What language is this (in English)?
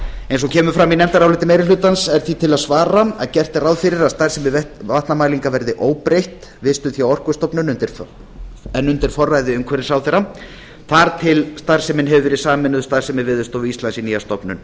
Icelandic